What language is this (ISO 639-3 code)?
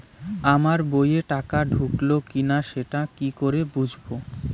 ben